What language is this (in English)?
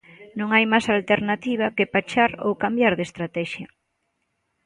Galician